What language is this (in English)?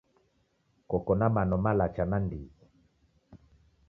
Taita